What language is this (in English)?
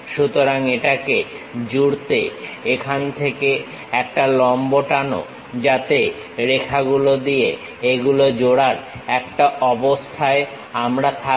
Bangla